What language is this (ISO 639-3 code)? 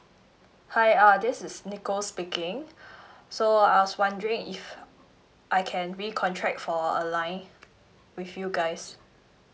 eng